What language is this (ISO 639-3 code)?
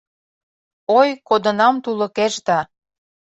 chm